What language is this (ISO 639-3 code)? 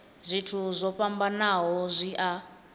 ven